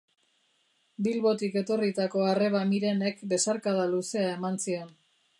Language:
Basque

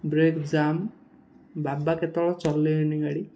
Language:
Odia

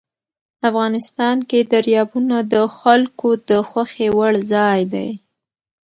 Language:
Pashto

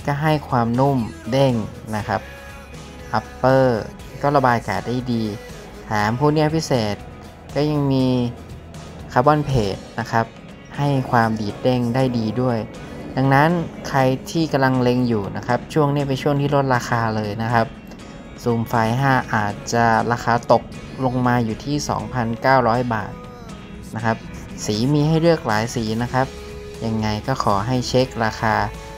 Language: Thai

